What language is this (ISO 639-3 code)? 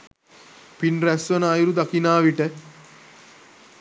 sin